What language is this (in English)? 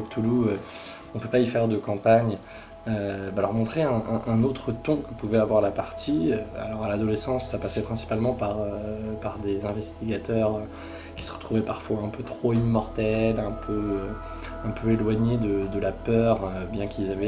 French